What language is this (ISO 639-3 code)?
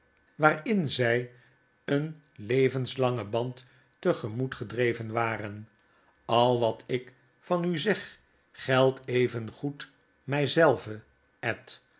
nld